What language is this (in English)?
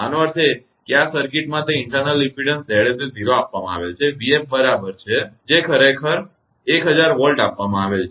Gujarati